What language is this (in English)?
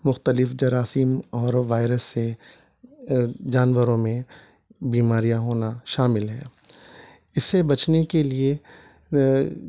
Urdu